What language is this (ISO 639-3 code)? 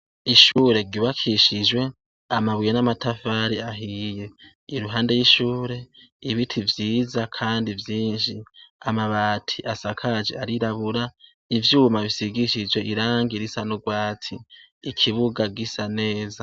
run